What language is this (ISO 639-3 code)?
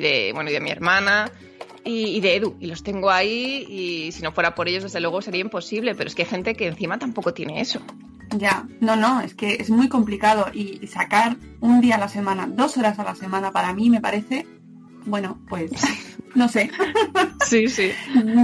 spa